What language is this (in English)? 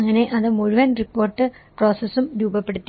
Malayalam